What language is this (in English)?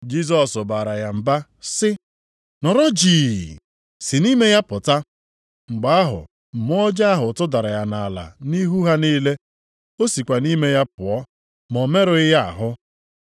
Igbo